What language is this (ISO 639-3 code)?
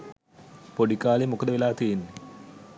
sin